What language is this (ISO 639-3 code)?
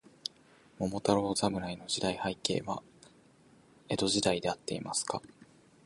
jpn